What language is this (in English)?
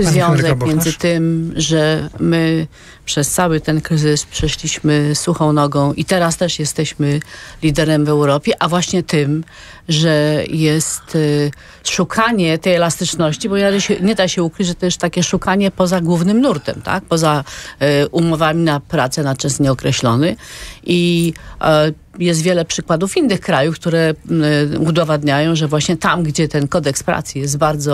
Polish